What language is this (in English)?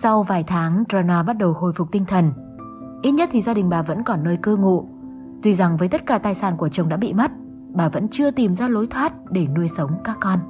Vietnamese